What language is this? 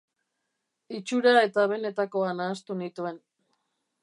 Basque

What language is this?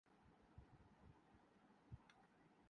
Urdu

